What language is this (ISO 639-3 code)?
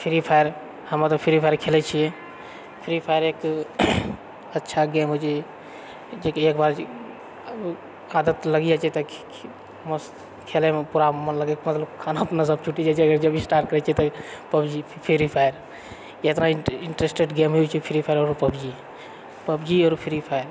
mai